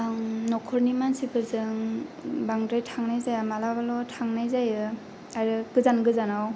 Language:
Bodo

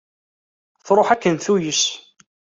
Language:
Kabyle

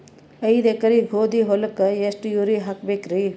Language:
Kannada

